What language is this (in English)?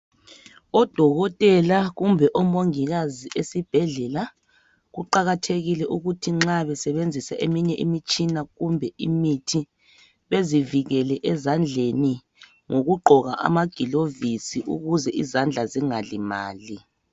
North Ndebele